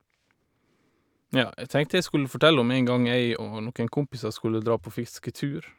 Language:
Norwegian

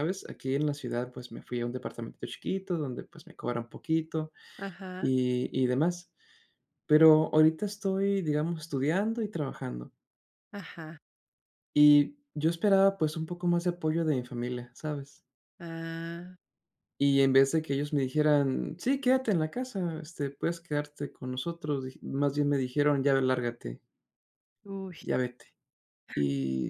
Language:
Spanish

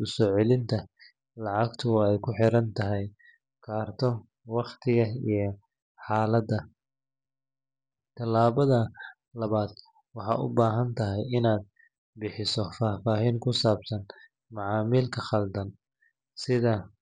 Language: Somali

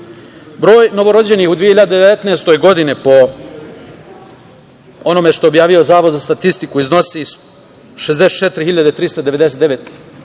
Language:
Serbian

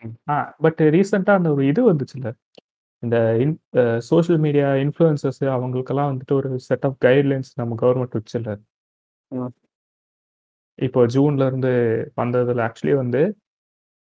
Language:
Tamil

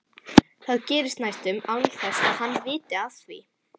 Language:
Icelandic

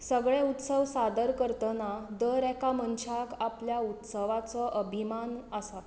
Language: Konkani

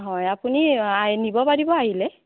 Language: Assamese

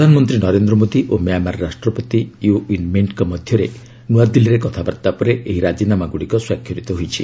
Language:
Odia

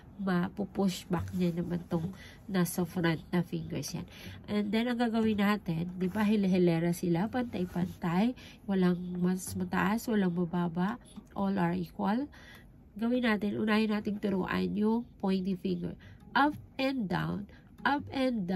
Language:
Filipino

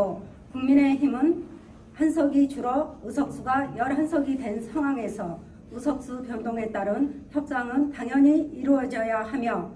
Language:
Korean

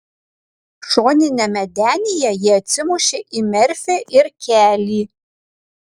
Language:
Lithuanian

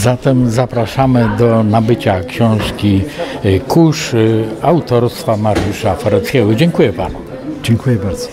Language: Polish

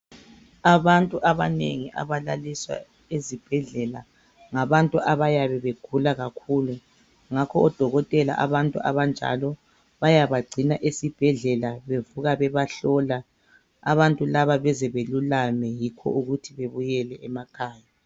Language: North Ndebele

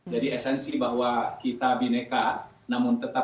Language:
Indonesian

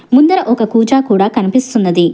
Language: Telugu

